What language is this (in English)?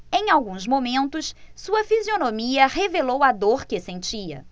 Portuguese